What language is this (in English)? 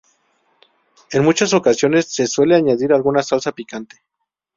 Spanish